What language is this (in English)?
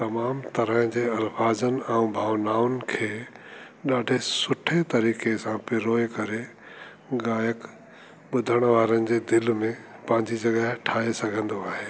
Sindhi